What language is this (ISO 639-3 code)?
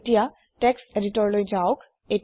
asm